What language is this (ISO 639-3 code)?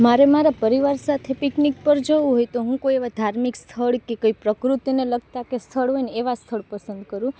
guj